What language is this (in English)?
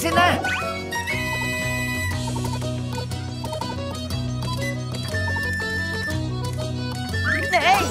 Japanese